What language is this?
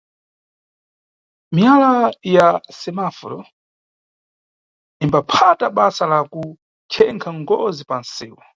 Nyungwe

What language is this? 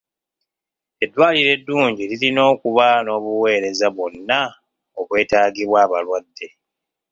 Ganda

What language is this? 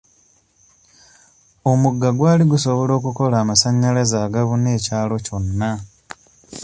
Ganda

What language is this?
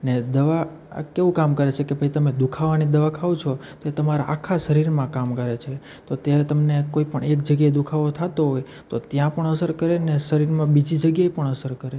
Gujarati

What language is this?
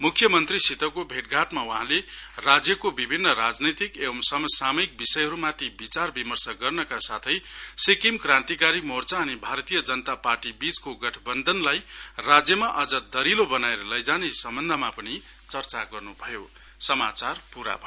Nepali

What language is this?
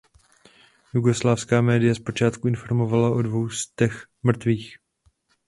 Czech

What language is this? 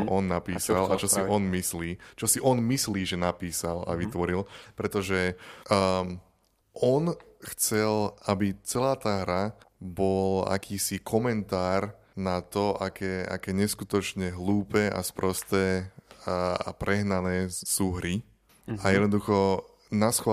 Slovak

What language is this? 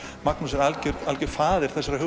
Icelandic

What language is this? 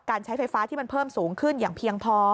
Thai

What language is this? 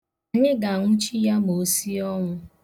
Igbo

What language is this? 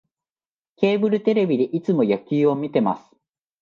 Japanese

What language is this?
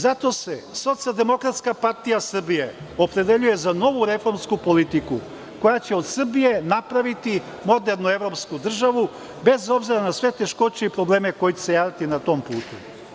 Serbian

